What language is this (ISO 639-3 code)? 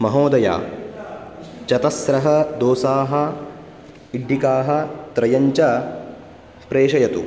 san